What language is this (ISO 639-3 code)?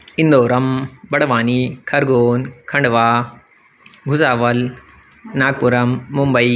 san